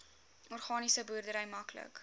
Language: Afrikaans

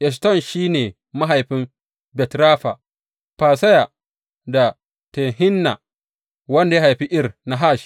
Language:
Hausa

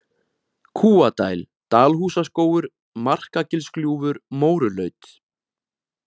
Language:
Icelandic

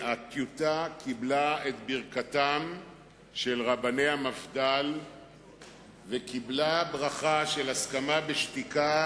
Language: Hebrew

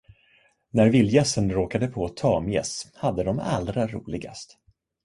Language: Swedish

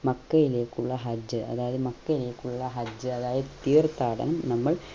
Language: Malayalam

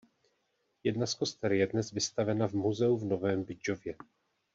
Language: Czech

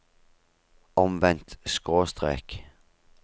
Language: Norwegian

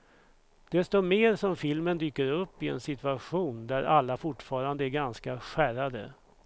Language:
Swedish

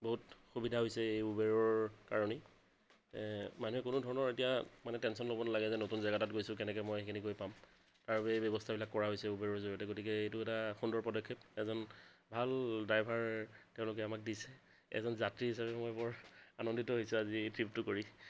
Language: Assamese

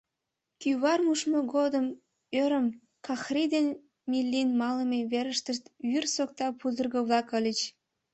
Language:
Mari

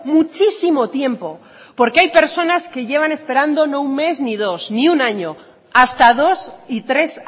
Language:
Spanish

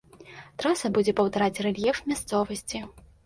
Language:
Belarusian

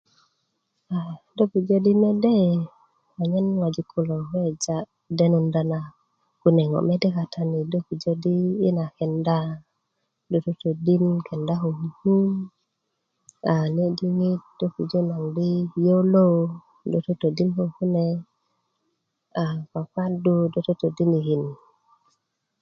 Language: Kuku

